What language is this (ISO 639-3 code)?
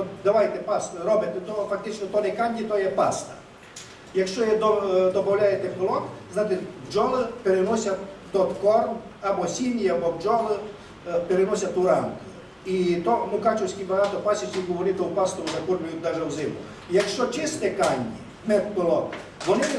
ukr